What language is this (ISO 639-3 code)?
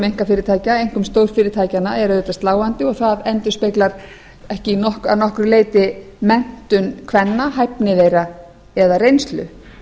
isl